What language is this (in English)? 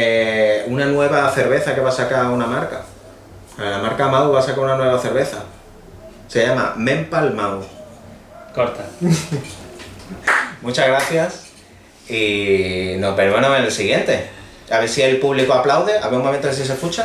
Spanish